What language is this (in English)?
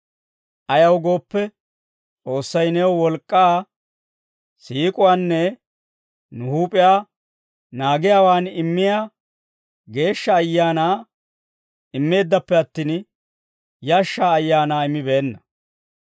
Dawro